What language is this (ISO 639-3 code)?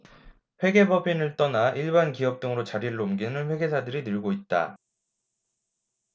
kor